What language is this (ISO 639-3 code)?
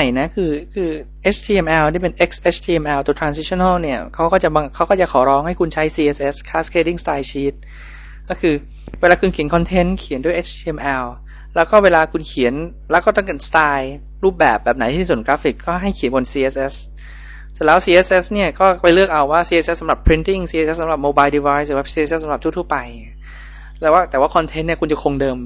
tha